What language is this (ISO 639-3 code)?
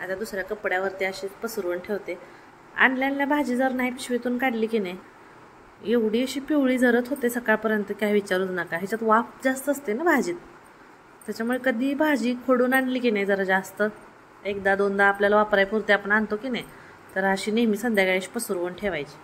mar